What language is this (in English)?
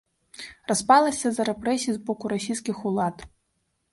Belarusian